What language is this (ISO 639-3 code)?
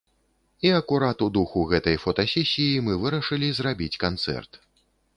bel